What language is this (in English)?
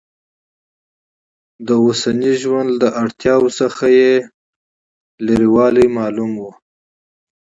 Pashto